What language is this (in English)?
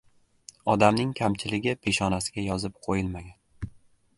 Uzbek